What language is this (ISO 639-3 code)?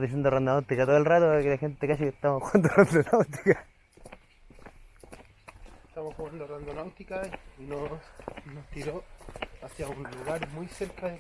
spa